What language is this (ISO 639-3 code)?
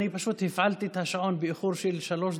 heb